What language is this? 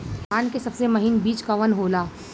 Bhojpuri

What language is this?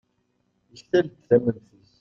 Kabyle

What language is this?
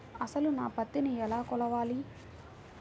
Telugu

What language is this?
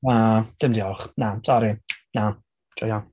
Welsh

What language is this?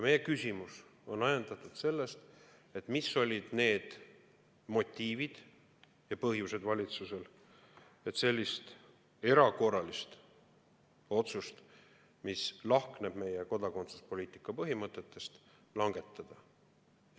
Estonian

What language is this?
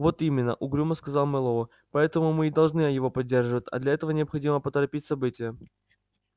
Russian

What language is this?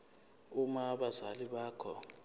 Zulu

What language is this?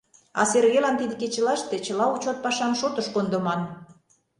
Mari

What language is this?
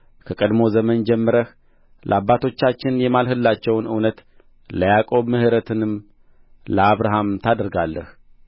Amharic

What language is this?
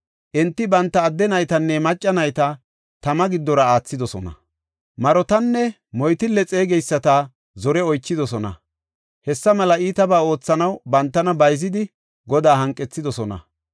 Gofa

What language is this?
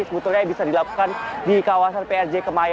Indonesian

